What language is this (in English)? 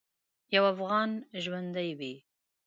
Pashto